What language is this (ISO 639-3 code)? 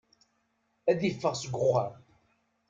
kab